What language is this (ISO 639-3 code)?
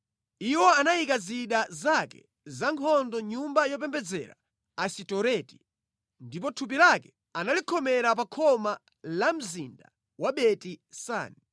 nya